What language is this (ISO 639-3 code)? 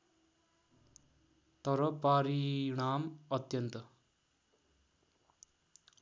nep